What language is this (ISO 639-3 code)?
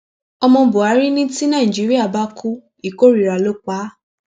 yor